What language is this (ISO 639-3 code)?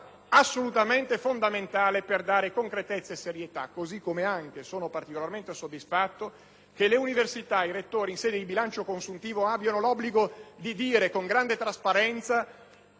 ita